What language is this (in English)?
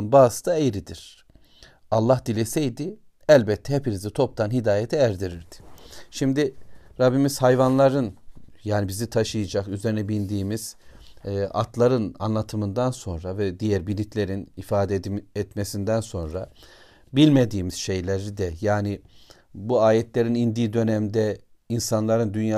Turkish